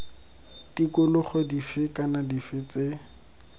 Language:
Tswana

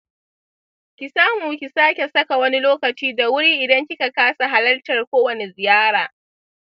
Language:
Hausa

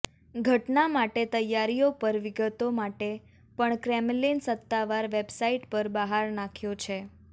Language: Gujarati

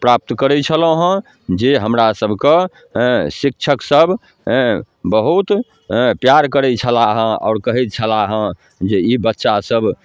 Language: Maithili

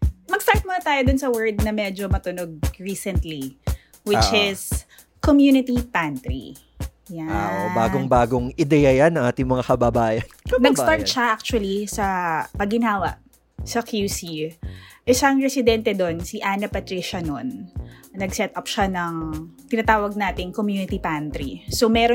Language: Filipino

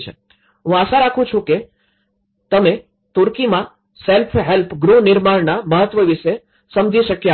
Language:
Gujarati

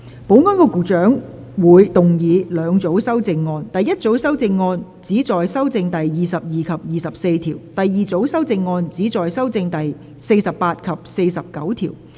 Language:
Cantonese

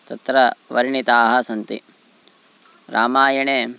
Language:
Sanskrit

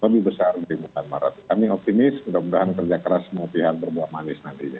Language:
Indonesian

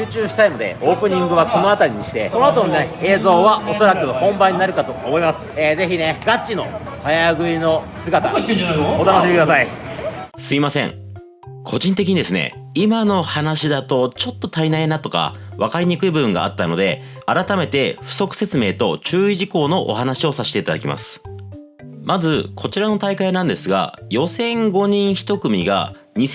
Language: Japanese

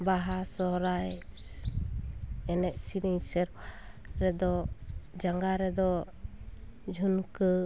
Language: Santali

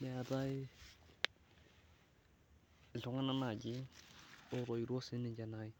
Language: Masai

